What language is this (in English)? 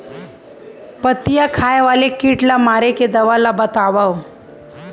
Chhattisgarhi